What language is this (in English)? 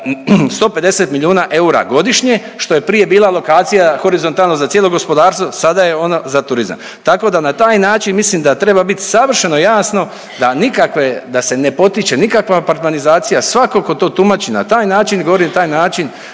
Croatian